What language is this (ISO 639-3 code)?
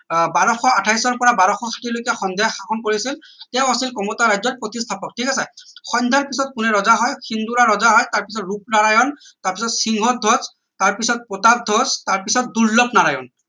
asm